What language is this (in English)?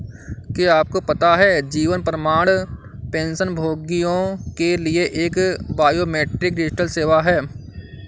Hindi